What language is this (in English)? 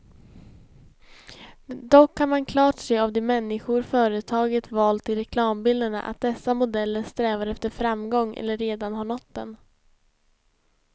Swedish